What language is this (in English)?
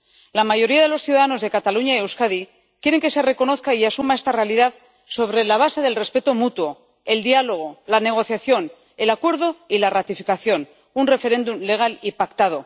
Spanish